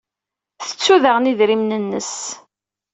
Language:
Kabyle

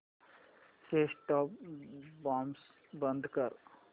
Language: Marathi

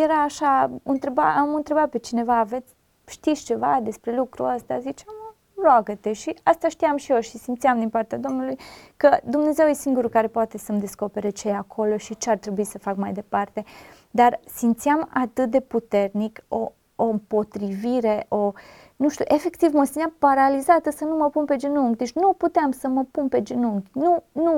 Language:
Romanian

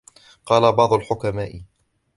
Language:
Arabic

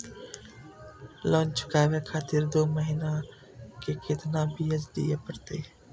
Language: Maithili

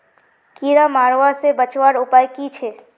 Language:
Magahi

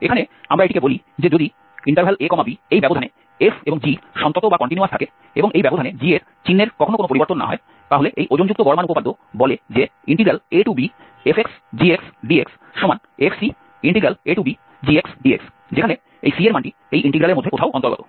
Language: Bangla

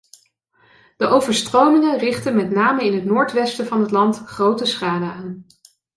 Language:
Dutch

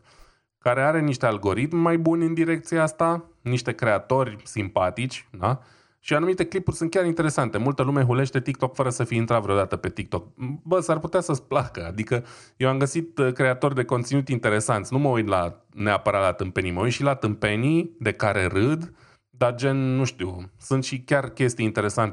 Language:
Romanian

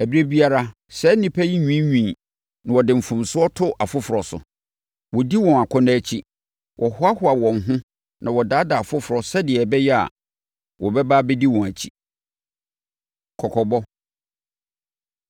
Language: Akan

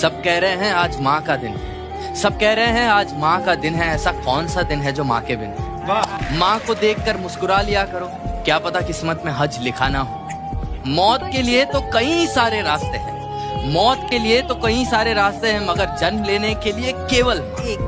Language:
Hindi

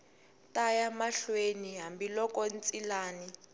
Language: Tsonga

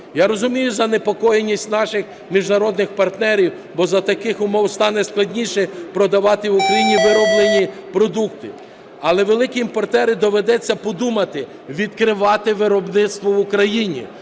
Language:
Ukrainian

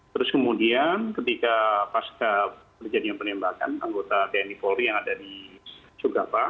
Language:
Indonesian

